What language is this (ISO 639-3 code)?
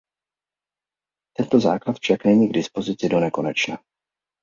ces